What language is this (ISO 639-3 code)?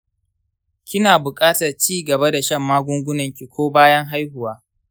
hau